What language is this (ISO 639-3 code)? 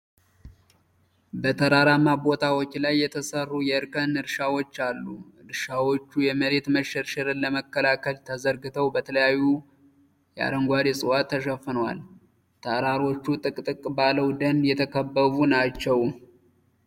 amh